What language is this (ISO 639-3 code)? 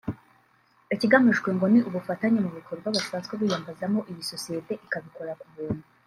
kin